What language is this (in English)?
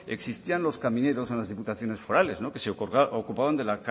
Spanish